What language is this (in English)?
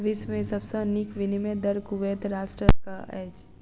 Maithili